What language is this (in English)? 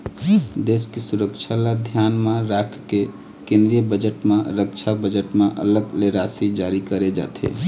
Chhattisgarhi